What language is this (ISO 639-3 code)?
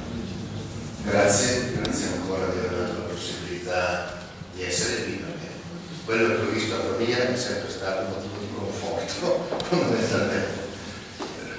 ita